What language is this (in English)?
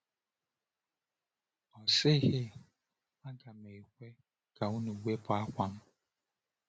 Igbo